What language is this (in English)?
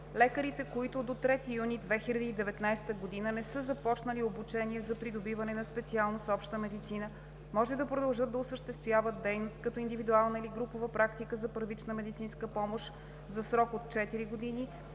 Bulgarian